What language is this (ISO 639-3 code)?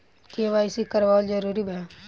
bho